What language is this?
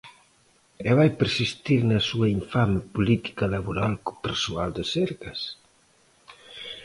Galician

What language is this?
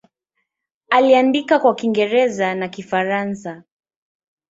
Swahili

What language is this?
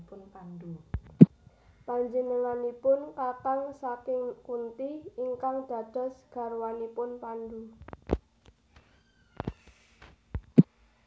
Javanese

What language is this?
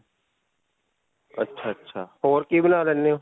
Punjabi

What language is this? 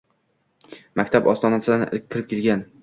Uzbek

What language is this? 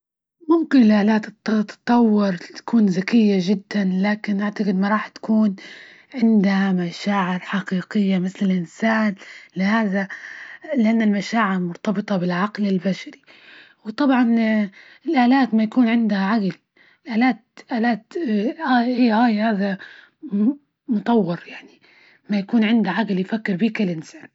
Libyan Arabic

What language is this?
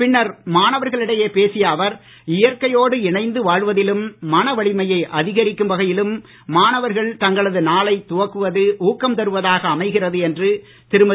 Tamil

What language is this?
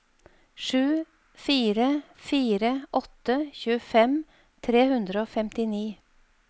Norwegian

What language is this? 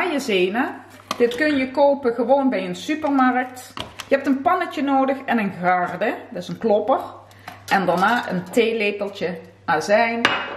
Dutch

